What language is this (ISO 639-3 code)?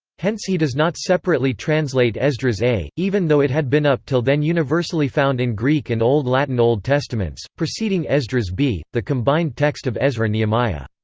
eng